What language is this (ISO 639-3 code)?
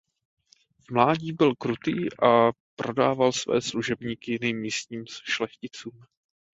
ces